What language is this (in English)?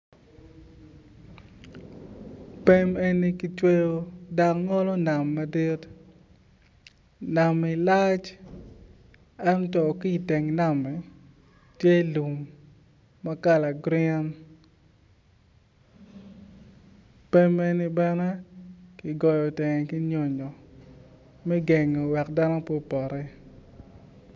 Acoli